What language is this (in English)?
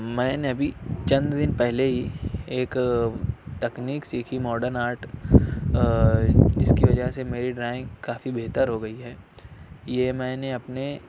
Urdu